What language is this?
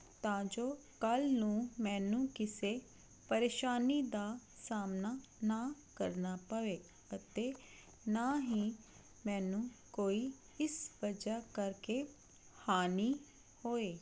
Punjabi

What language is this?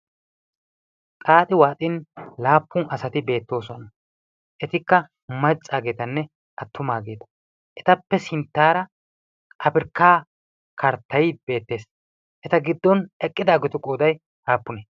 Wolaytta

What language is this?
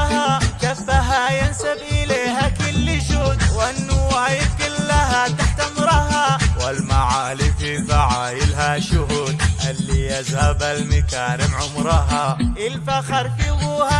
Arabic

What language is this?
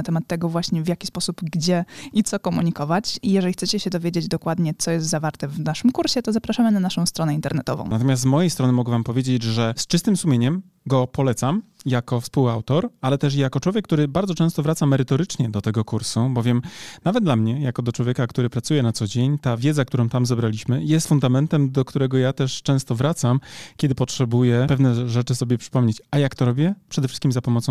Polish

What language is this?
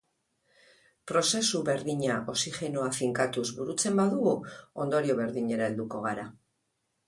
Basque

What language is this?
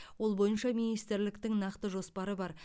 Kazakh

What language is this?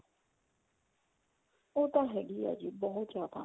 Punjabi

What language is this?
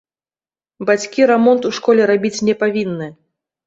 Belarusian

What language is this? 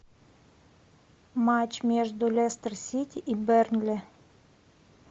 Russian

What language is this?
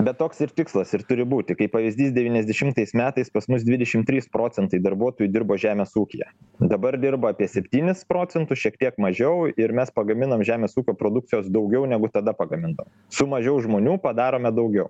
Lithuanian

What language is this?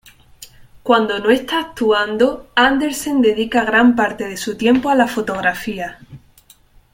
Spanish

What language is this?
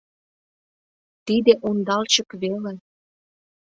Mari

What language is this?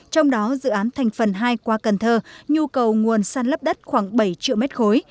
Vietnamese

